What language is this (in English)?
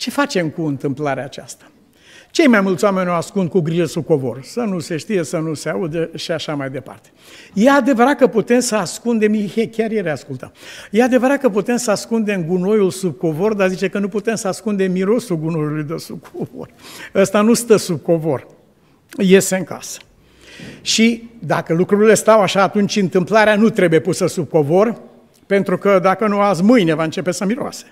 Romanian